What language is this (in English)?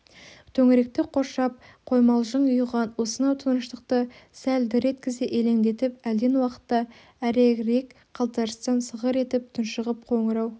Kazakh